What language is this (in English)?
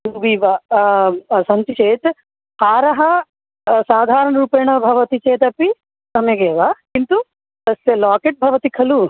Sanskrit